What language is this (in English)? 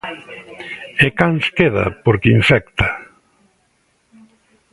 Galician